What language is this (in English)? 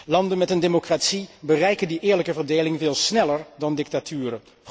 Dutch